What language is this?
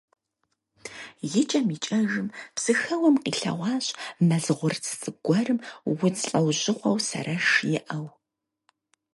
Kabardian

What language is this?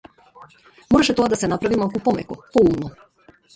Macedonian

